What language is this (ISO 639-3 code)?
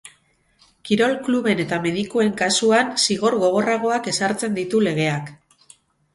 eus